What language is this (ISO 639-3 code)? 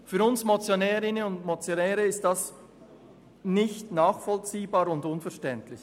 gsw